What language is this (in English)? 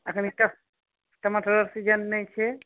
Maithili